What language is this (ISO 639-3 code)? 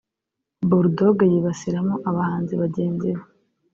kin